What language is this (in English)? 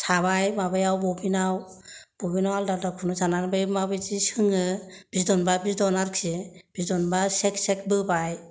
Bodo